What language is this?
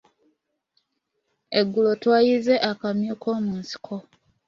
Ganda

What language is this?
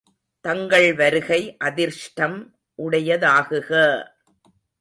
Tamil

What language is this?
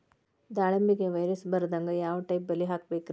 Kannada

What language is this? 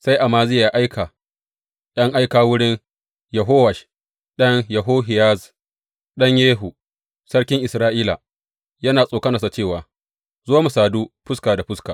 Hausa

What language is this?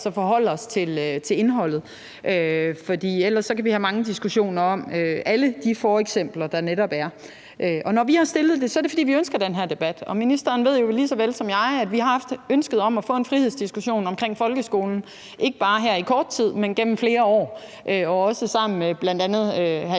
Danish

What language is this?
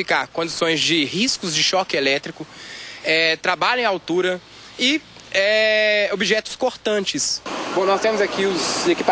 Portuguese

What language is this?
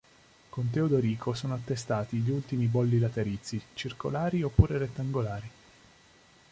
Italian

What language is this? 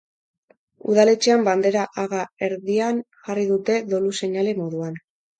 Basque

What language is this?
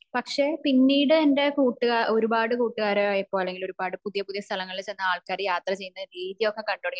Malayalam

